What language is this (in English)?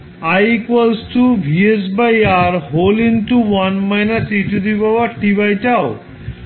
Bangla